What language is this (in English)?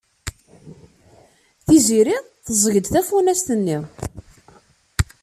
Kabyle